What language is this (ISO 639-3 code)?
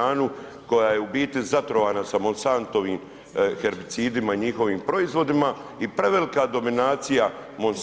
hrv